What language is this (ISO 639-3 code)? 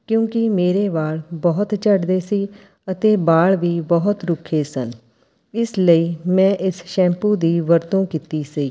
pan